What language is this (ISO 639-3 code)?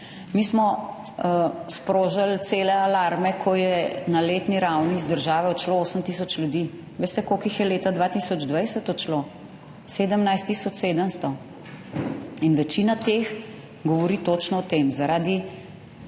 slv